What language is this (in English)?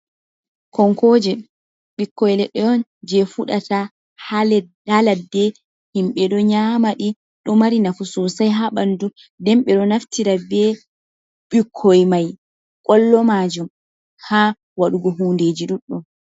Fula